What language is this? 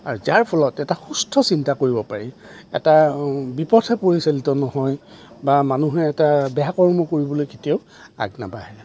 Assamese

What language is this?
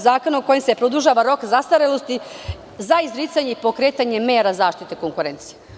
Serbian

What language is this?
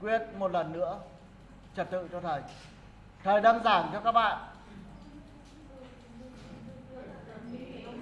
Vietnamese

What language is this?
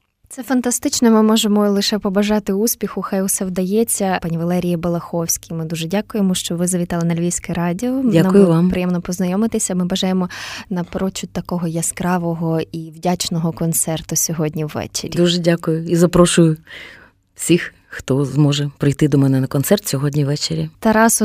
Ukrainian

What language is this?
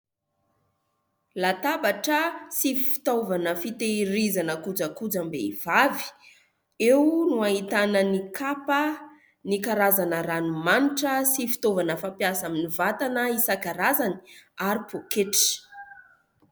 Malagasy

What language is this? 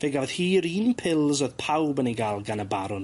Welsh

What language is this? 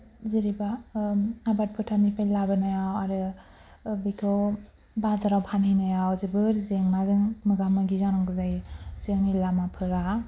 Bodo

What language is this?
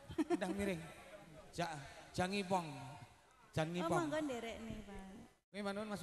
Indonesian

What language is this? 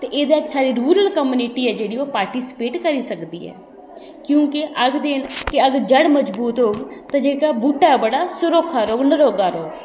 Dogri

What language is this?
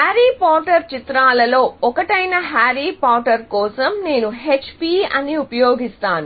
Telugu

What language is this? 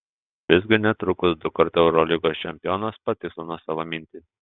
Lithuanian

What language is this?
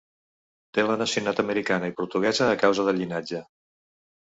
Catalan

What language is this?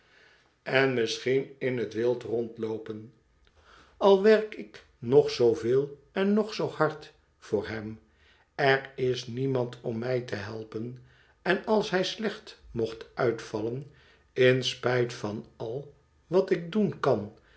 Dutch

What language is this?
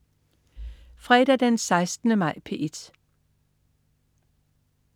Danish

